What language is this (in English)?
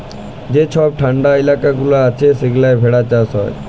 Bangla